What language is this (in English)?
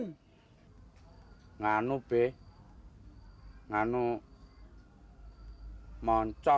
Indonesian